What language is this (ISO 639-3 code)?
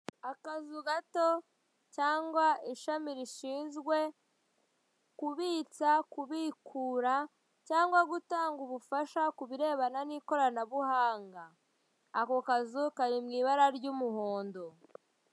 kin